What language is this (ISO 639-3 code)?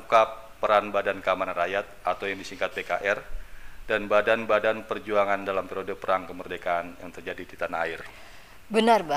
ind